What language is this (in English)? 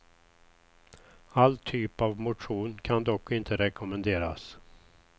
Swedish